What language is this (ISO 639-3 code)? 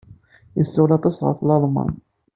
kab